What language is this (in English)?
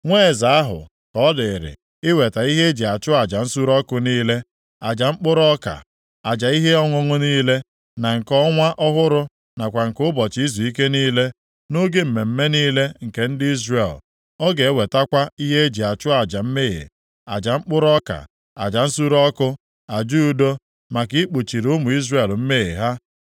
Igbo